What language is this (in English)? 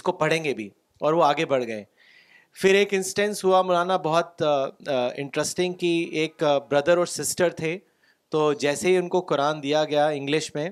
Urdu